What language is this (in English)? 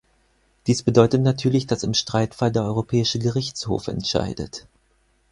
German